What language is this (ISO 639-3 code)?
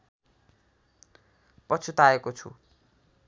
nep